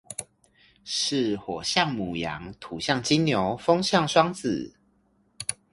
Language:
Chinese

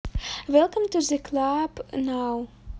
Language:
Russian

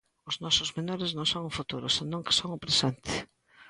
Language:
Galician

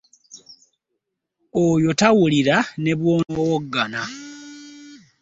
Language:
Ganda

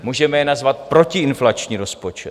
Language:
Czech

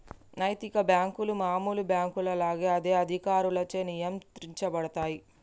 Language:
Telugu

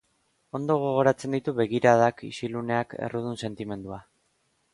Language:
Basque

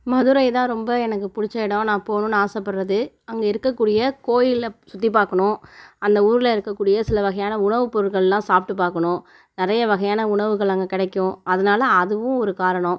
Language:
Tamil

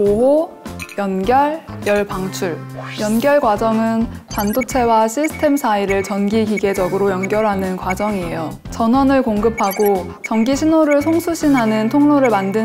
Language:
Korean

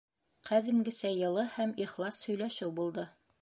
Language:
Bashkir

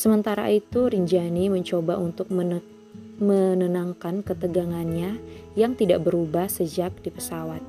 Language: Indonesian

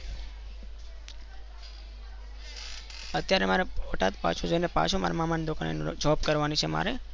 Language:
Gujarati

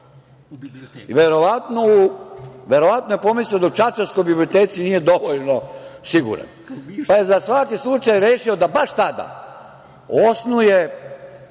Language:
Serbian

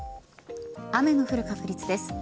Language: Japanese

